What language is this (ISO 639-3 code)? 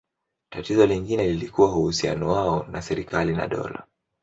swa